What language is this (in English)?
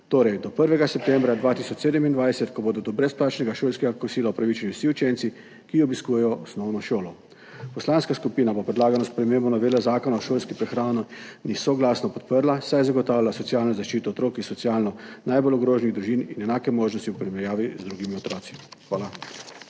Slovenian